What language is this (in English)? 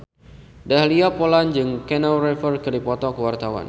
Sundanese